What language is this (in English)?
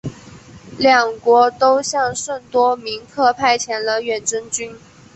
Chinese